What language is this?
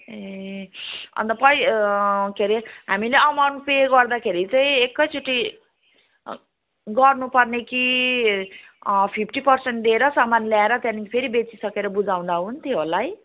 Nepali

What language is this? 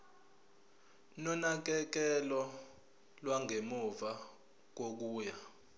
Zulu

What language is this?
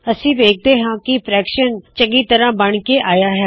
Punjabi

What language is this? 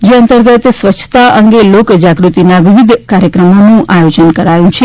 Gujarati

